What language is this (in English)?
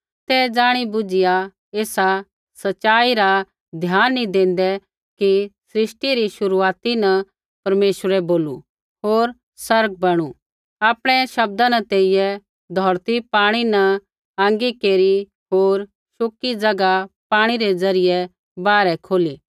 Kullu Pahari